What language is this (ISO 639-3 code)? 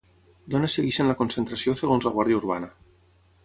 cat